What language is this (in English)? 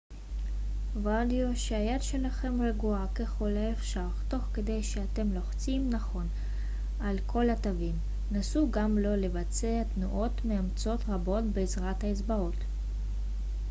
Hebrew